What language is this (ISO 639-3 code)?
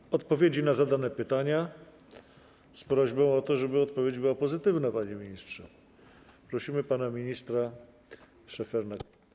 pol